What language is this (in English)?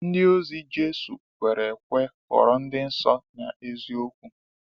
Igbo